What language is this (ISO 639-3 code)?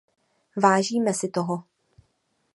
ces